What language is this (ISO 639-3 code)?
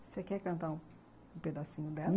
por